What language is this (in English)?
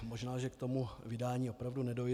Czech